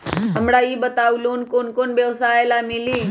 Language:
Magahi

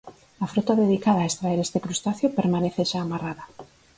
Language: Galician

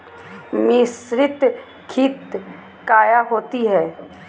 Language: Magahi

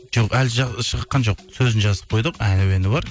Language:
Kazakh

